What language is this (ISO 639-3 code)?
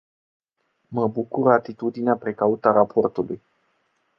ron